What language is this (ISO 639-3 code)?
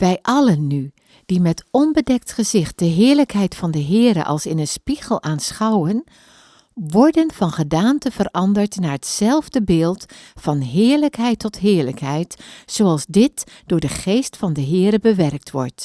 nld